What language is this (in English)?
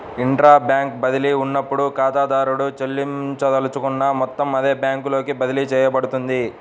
Telugu